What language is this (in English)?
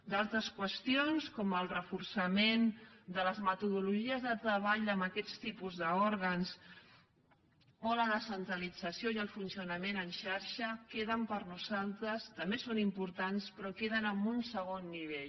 Catalan